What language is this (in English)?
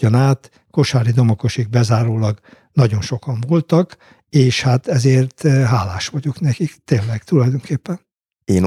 Hungarian